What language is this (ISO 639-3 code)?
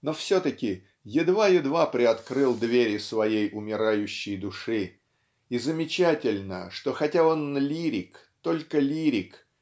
rus